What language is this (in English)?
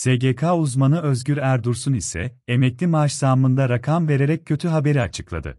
Turkish